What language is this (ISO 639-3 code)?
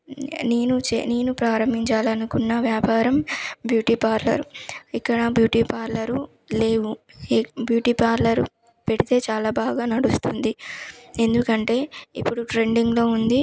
tel